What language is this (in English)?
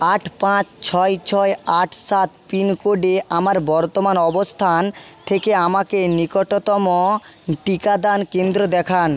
Bangla